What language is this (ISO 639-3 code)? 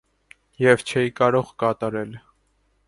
hye